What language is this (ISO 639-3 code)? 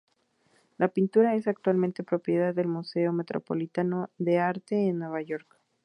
spa